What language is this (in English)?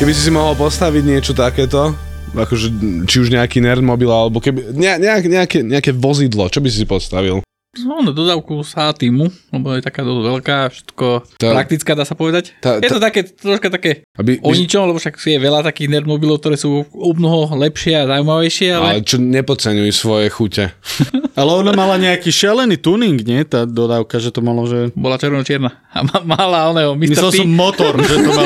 Slovak